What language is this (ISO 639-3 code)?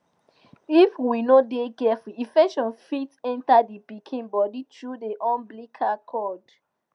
pcm